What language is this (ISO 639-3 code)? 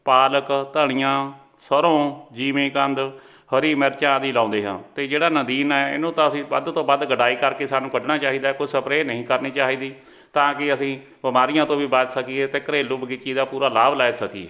pan